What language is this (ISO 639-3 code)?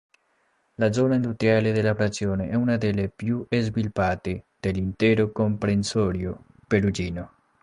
ita